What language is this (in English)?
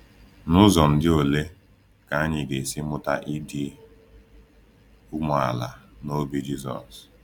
Igbo